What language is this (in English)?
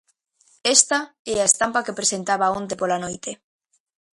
Galician